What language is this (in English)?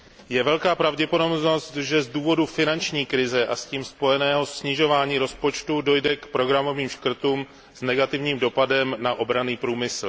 Czech